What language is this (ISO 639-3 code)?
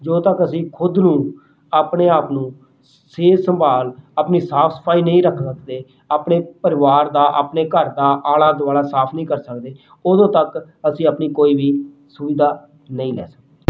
pan